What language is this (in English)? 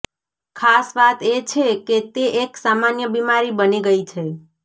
Gujarati